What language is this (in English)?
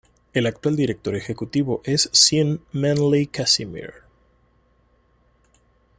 Spanish